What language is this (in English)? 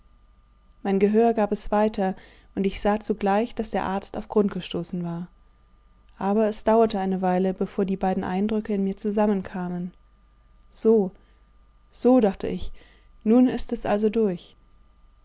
German